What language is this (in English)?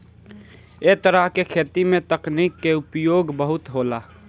Bhojpuri